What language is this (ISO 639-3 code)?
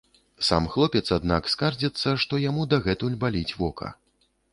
bel